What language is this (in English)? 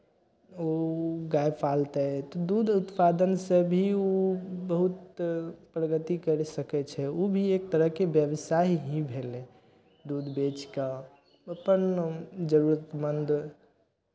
Maithili